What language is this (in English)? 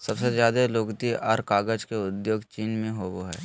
Magahi